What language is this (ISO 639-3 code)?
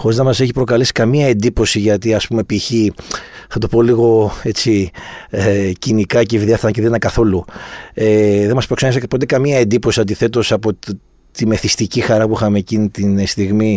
ell